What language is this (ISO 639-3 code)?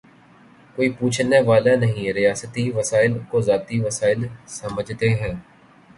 urd